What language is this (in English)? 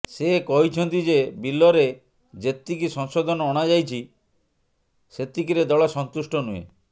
Odia